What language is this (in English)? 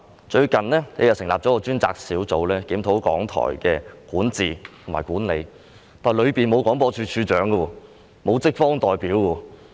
Cantonese